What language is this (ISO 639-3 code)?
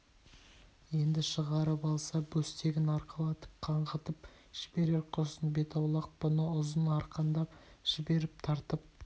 kaz